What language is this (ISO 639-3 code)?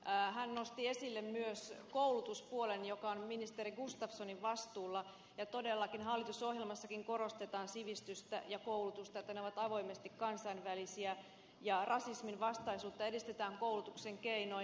fin